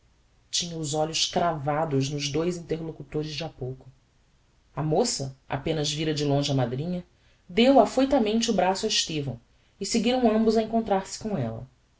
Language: Portuguese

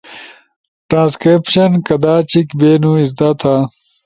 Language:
Ushojo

